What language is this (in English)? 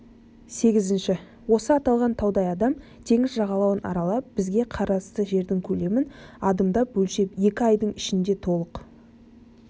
Kazakh